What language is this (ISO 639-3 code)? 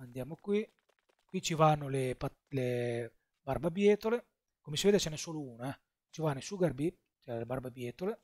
ita